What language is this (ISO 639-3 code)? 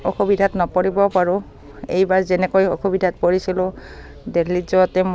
asm